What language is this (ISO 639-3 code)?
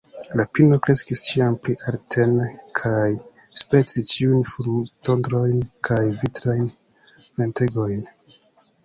epo